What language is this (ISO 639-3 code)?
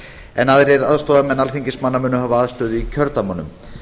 isl